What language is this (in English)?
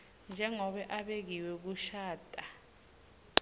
Swati